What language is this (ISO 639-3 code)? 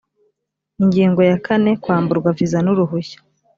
kin